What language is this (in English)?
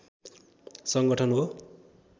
Nepali